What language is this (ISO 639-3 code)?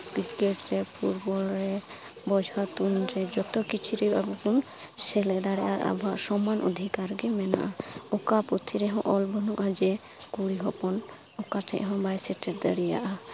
sat